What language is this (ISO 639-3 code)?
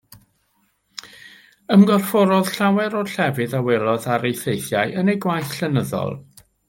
cym